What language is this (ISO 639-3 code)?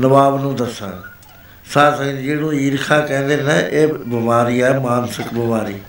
pan